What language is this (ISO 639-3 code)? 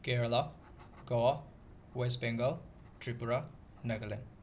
mni